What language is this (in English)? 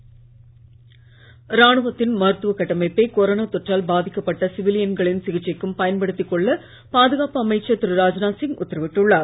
Tamil